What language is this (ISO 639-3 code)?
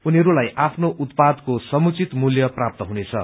nep